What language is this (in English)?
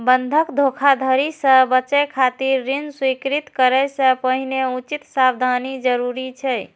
Maithili